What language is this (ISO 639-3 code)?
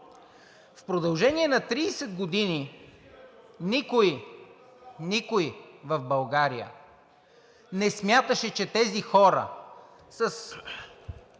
bul